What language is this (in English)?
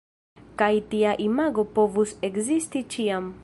Esperanto